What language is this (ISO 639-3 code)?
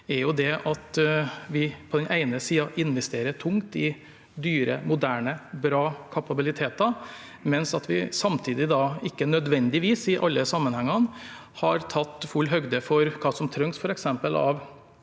nor